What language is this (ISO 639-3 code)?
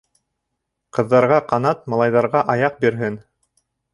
bak